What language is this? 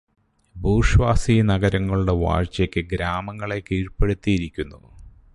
Malayalam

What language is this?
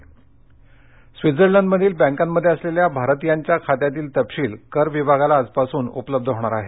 Marathi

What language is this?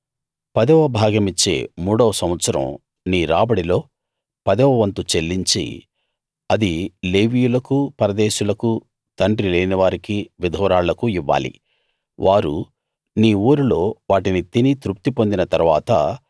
Telugu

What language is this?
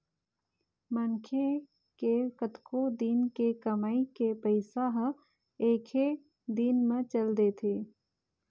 Chhattisgarhi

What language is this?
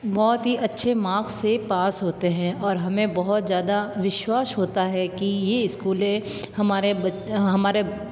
Hindi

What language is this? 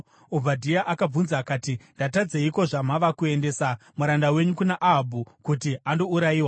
Shona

